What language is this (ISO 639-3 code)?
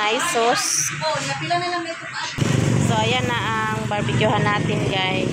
fil